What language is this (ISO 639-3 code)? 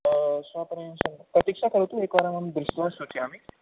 san